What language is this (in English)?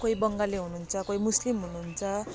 Nepali